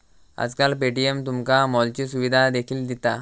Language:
Marathi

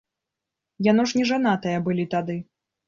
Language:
Belarusian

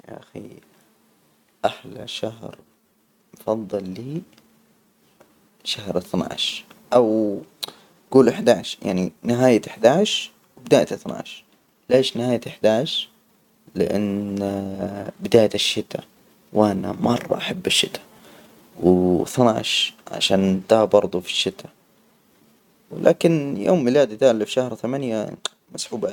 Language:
Hijazi Arabic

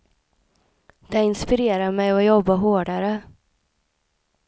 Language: Swedish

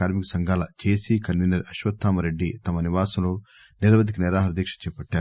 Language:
Telugu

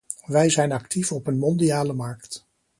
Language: Dutch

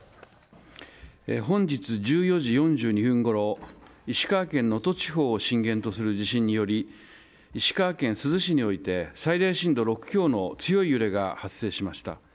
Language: Japanese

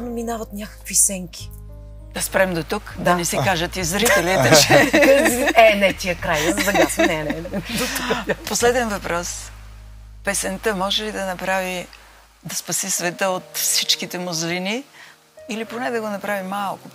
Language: Bulgarian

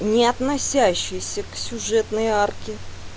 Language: Russian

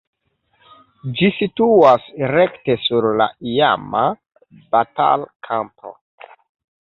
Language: Esperanto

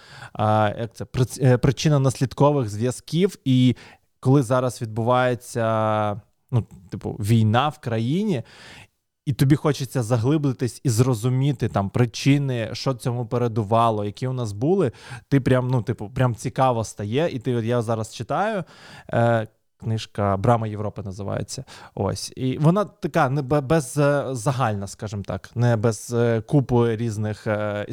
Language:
Ukrainian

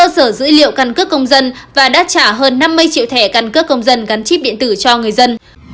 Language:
Vietnamese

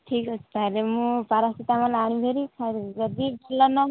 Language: Odia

